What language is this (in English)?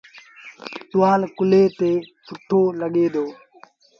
Sindhi Bhil